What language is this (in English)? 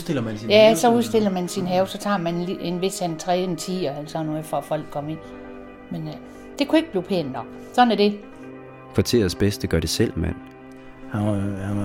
Danish